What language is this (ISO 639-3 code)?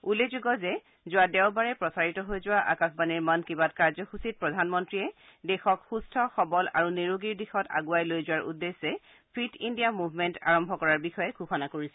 asm